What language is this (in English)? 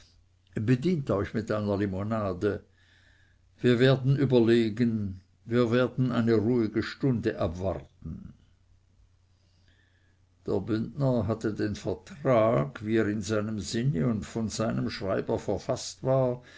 German